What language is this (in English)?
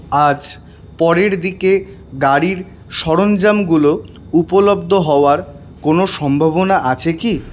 Bangla